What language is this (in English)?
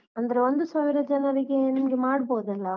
Kannada